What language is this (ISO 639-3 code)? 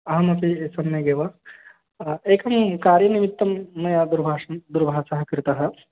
san